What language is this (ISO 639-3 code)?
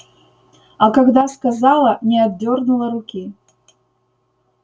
rus